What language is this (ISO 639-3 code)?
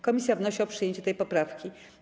pol